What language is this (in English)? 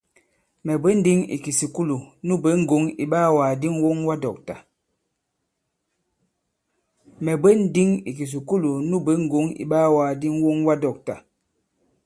Bankon